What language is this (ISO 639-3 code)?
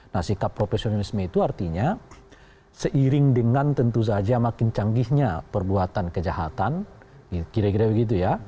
ind